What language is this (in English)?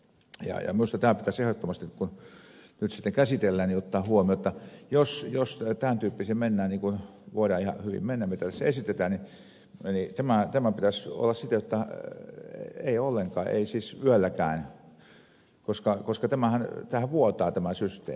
Finnish